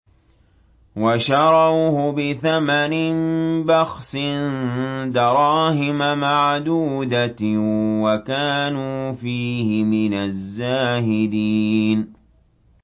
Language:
Arabic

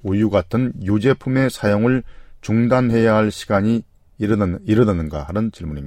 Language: Korean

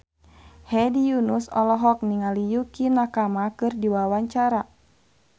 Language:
Sundanese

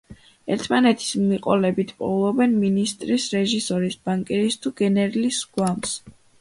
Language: Georgian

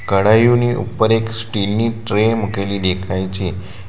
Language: Gujarati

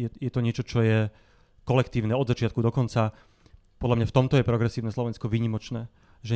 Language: Slovak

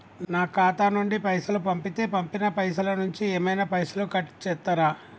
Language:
Telugu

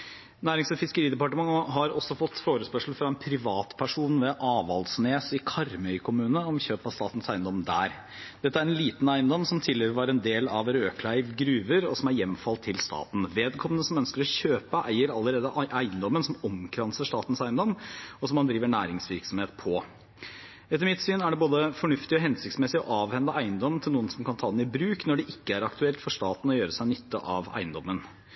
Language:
Norwegian Bokmål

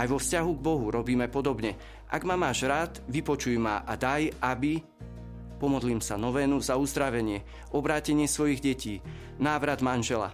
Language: Slovak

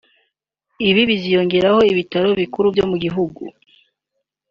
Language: Kinyarwanda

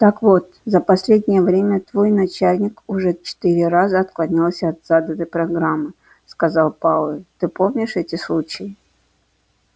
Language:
Russian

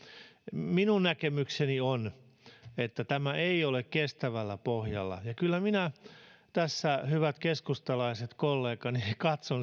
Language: Finnish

